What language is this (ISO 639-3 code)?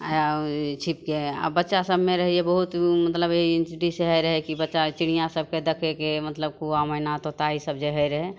mai